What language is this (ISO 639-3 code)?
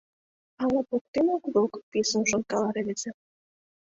chm